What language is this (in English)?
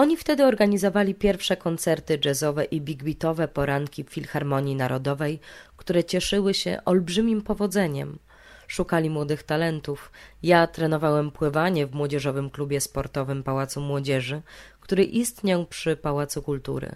Polish